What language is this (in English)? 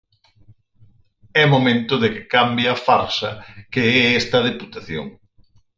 Galician